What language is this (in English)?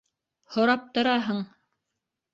Bashkir